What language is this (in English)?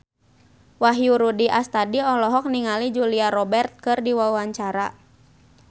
Sundanese